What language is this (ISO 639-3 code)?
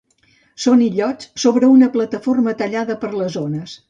cat